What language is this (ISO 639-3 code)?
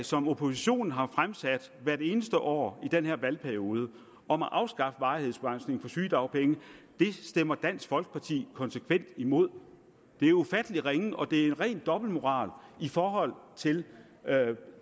dan